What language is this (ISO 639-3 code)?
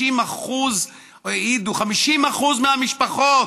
heb